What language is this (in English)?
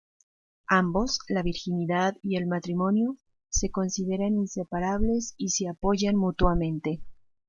Spanish